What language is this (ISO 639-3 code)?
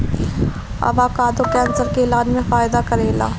bho